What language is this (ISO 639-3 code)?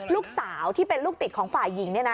tha